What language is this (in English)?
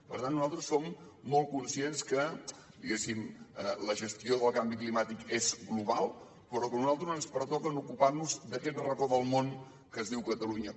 Catalan